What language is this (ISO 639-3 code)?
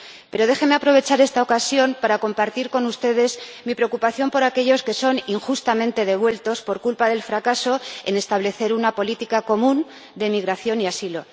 spa